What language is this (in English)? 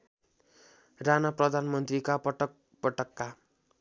Nepali